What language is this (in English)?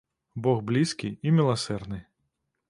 Belarusian